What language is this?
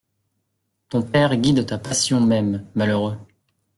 French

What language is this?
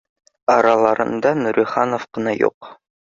Bashkir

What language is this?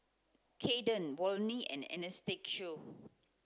English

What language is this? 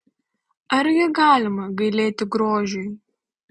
Lithuanian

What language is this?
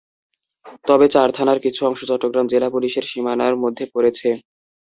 Bangla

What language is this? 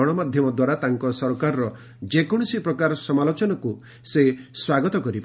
Odia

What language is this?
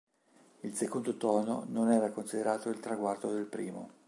Italian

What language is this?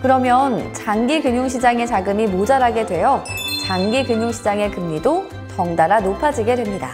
Korean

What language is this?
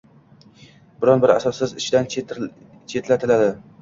Uzbek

